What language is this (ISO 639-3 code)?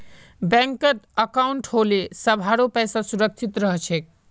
mag